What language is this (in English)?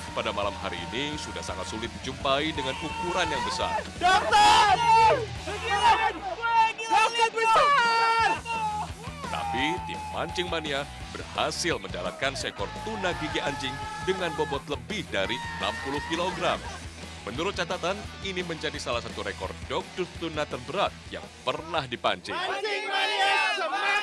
Indonesian